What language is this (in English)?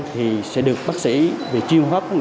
Vietnamese